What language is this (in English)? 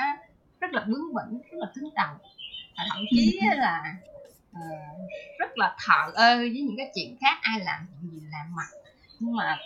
Vietnamese